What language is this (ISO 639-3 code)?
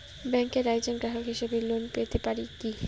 ben